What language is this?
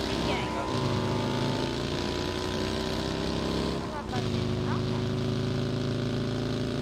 Portuguese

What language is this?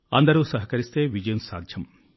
Telugu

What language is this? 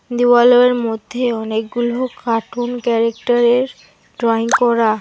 Bangla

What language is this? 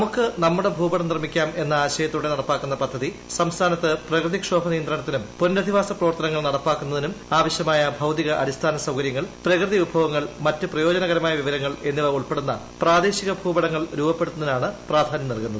Malayalam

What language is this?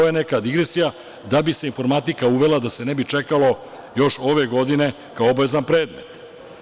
Serbian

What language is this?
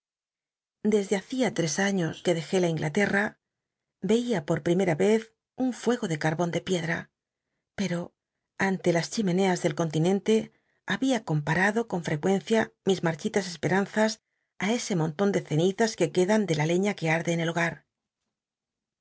Spanish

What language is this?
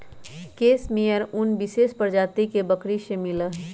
Magahi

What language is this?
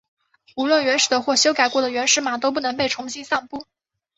Chinese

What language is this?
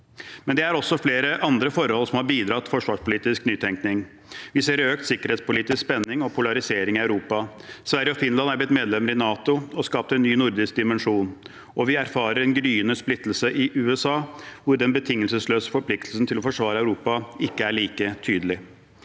Norwegian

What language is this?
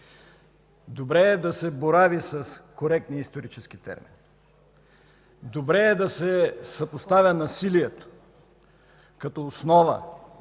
Bulgarian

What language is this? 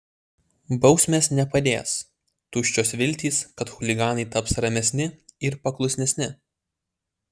Lithuanian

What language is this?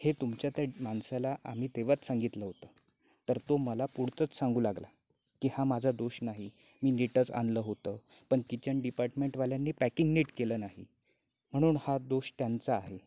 Marathi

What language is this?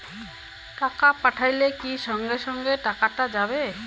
Bangla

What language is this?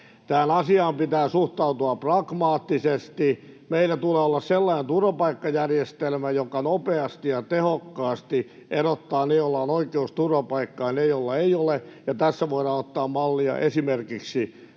Finnish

